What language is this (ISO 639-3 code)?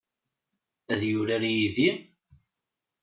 kab